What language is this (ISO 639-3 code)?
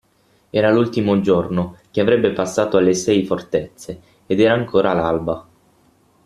ita